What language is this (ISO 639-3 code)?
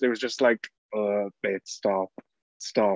eng